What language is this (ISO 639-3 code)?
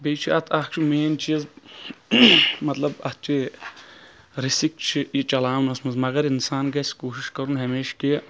kas